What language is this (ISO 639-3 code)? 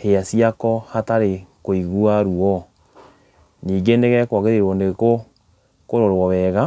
kik